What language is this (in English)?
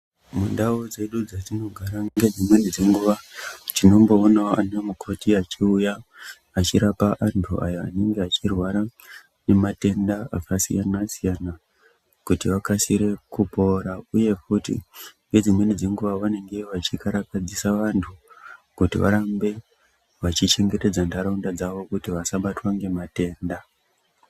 Ndau